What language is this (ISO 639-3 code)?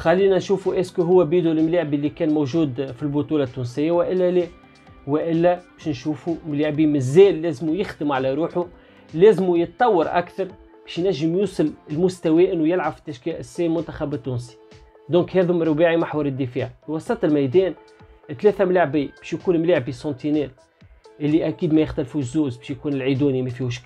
ara